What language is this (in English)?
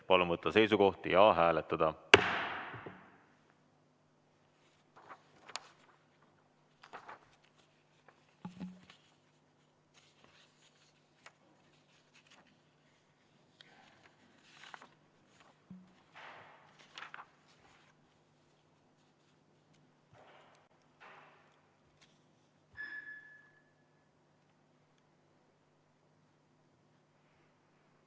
Estonian